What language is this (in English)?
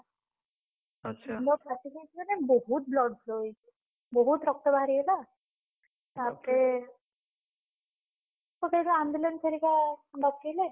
Odia